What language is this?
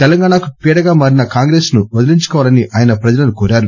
Telugu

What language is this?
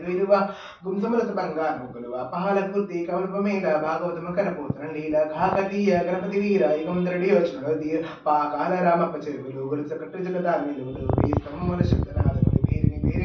Telugu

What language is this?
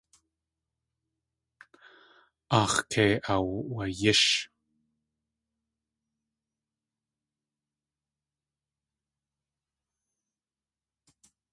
Tlingit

